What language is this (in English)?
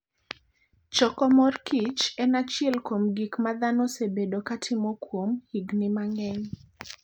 Luo (Kenya and Tanzania)